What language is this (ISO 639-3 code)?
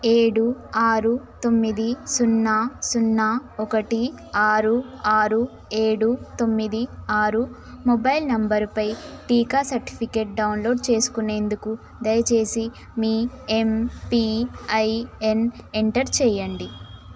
tel